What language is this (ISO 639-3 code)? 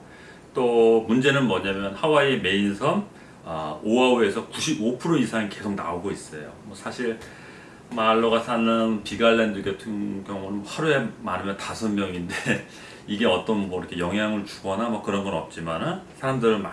kor